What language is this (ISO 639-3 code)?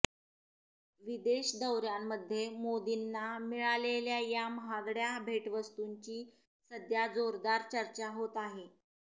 mar